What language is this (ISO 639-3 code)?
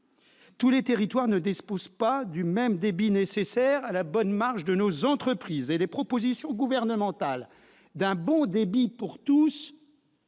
fra